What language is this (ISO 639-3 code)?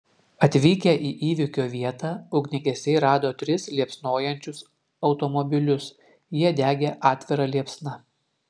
lit